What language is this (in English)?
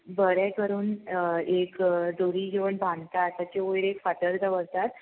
Konkani